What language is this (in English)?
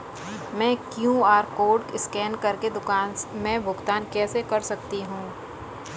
Hindi